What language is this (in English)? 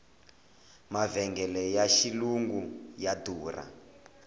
Tsonga